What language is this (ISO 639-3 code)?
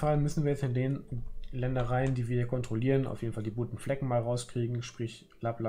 deu